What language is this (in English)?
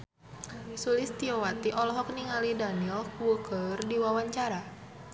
Sundanese